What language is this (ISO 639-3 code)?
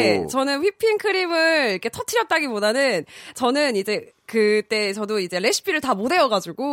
kor